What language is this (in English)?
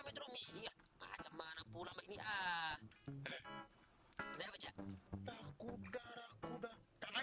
Indonesian